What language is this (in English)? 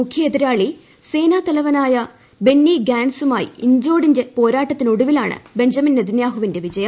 Malayalam